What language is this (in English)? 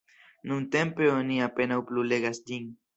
Esperanto